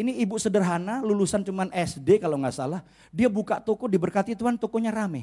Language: Indonesian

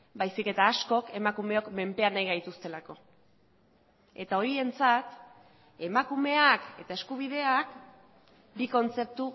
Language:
Basque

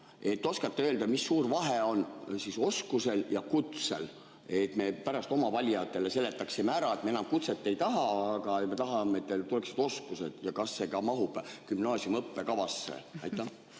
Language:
Estonian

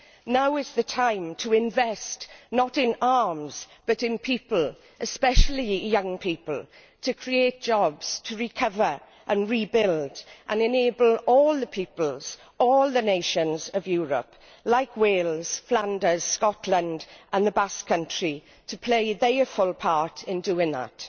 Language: English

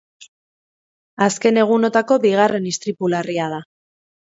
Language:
Basque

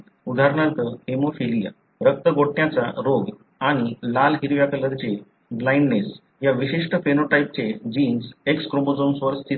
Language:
Marathi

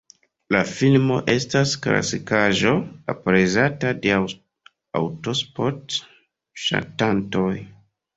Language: Esperanto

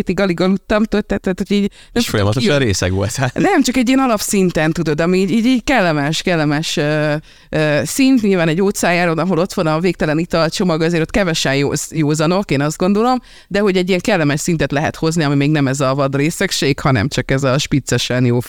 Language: Hungarian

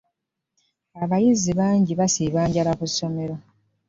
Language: Ganda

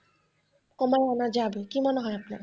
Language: Bangla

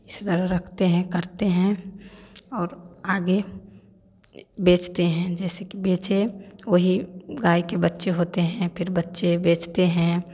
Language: Hindi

